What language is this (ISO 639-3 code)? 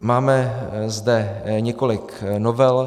ces